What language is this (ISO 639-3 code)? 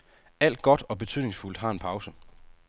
dan